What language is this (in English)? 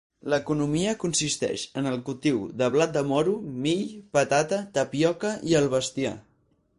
Catalan